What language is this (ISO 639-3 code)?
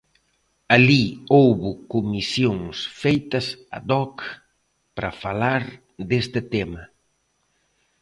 glg